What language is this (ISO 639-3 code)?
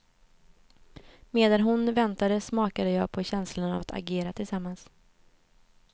swe